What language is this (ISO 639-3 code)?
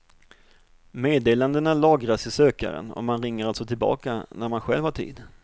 swe